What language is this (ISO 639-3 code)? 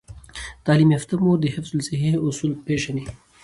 pus